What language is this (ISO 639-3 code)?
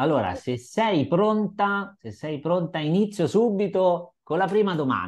ita